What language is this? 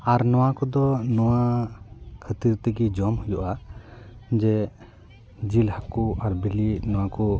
Santali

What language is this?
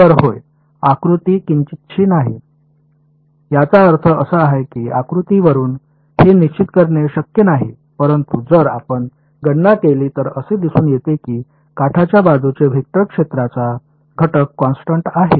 Marathi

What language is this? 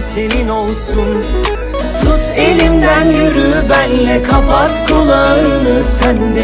Turkish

